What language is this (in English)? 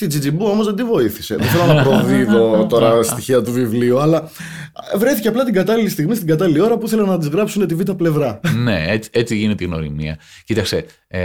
Greek